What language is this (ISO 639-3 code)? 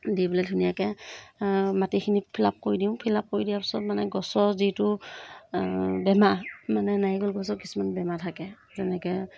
asm